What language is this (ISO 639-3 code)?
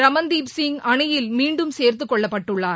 tam